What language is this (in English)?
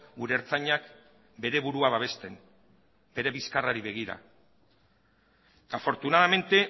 Basque